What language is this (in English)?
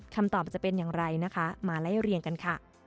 Thai